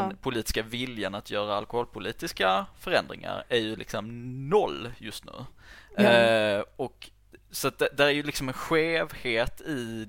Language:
Swedish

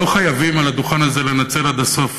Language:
Hebrew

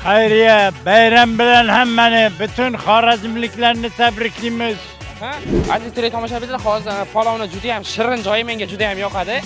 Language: Turkish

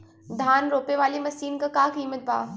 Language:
Bhojpuri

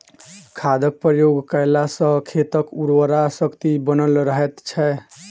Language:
Maithili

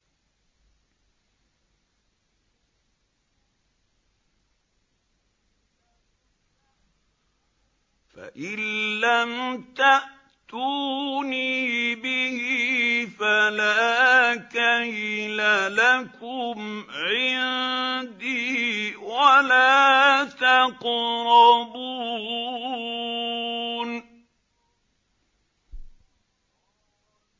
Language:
Arabic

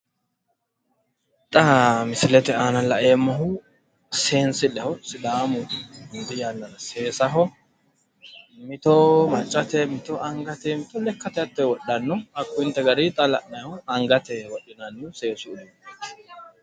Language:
Sidamo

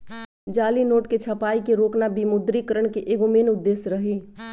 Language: Magahi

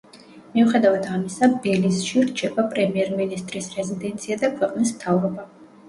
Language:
Georgian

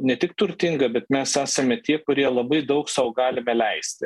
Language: Lithuanian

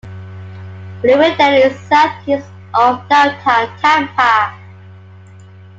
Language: English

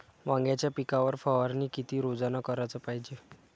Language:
Marathi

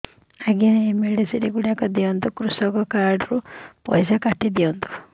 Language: Odia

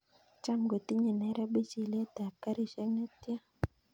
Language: Kalenjin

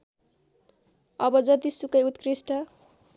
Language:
Nepali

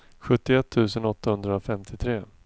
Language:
Swedish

